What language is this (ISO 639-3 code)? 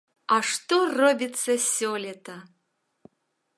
bel